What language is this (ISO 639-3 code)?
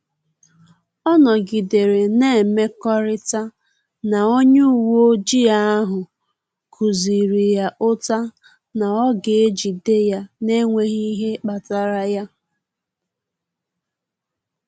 ibo